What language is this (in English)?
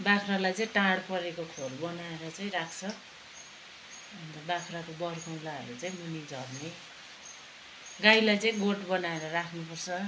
Nepali